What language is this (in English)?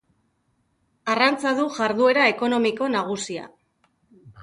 Basque